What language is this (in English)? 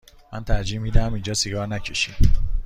Persian